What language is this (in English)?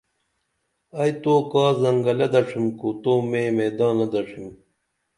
Dameli